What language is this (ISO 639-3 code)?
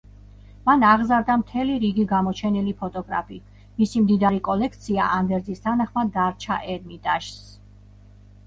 kat